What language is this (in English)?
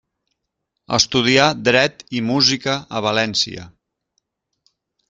Catalan